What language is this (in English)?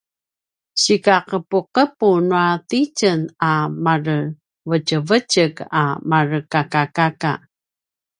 Paiwan